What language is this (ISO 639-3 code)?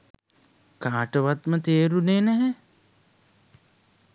sin